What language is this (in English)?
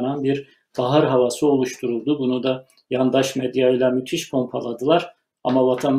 Turkish